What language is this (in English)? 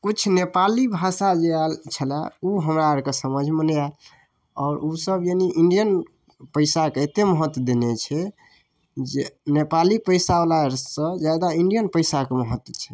Maithili